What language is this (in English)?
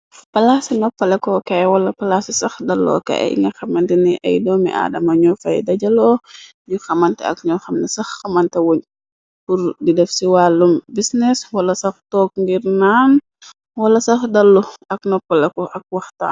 Wolof